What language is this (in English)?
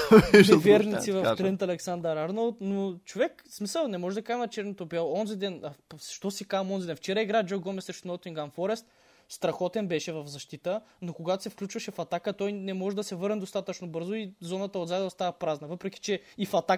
Bulgarian